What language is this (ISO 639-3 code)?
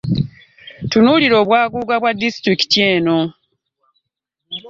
lug